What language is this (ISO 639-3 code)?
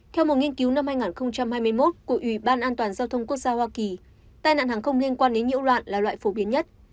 vie